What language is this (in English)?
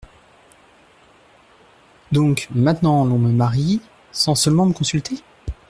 French